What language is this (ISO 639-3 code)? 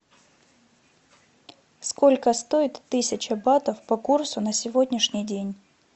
rus